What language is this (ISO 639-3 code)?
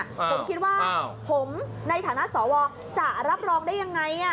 tha